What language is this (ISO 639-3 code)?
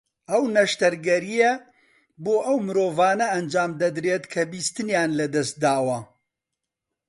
ckb